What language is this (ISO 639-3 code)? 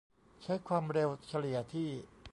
tha